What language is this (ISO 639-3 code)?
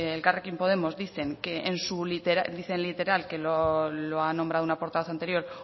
spa